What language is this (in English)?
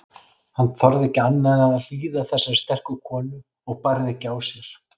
Icelandic